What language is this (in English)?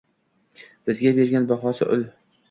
Uzbek